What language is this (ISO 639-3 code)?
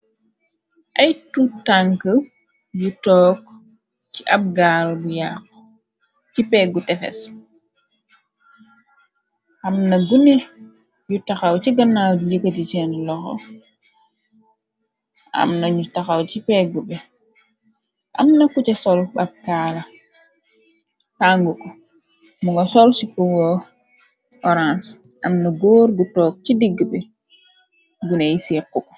wol